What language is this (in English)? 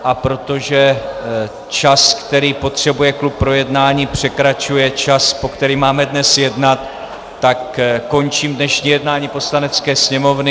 Czech